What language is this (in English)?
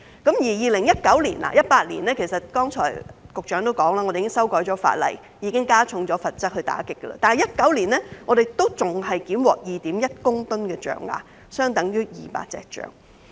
Cantonese